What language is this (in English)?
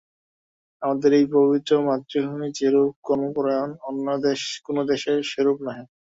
Bangla